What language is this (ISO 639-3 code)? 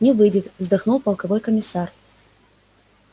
rus